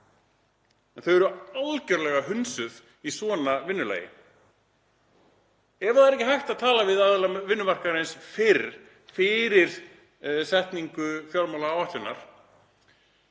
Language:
Icelandic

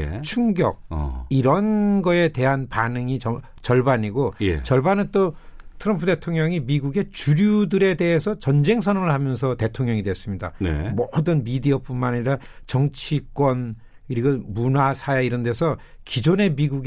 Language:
Korean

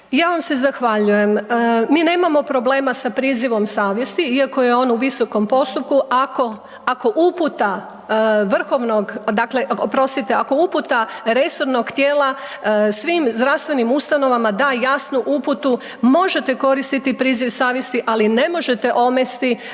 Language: Croatian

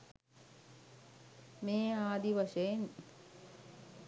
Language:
Sinhala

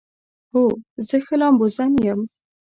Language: Pashto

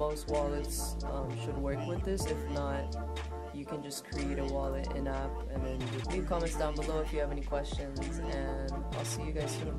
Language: English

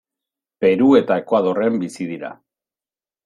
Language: Basque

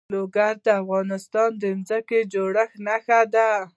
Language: Pashto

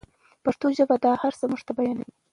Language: Pashto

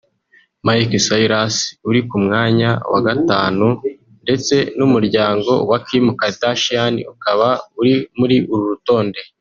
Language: Kinyarwanda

